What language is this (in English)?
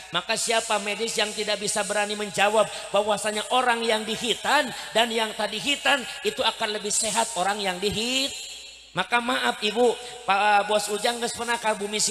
Indonesian